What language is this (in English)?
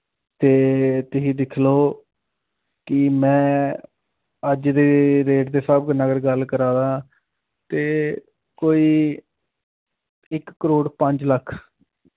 Dogri